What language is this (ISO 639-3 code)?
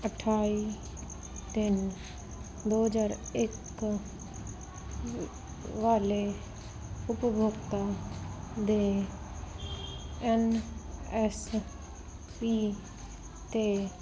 pan